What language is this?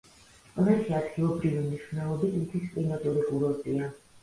Georgian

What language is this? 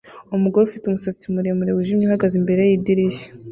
Kinyarwanda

